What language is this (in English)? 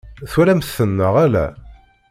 Kabyle